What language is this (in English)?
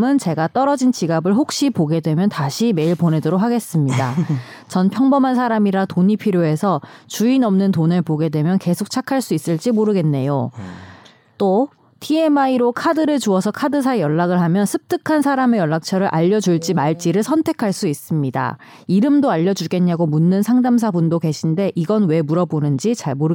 Korean